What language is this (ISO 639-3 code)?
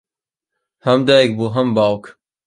ckb